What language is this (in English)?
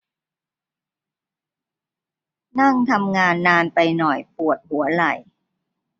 Thai